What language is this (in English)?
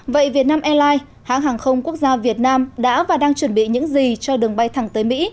Vietnamese